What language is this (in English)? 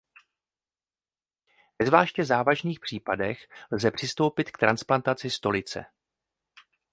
Czech